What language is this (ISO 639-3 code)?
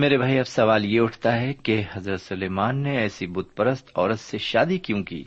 urd